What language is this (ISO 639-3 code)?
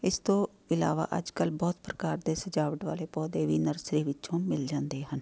pan